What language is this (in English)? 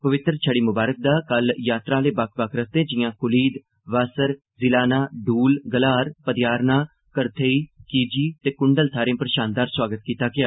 Dogri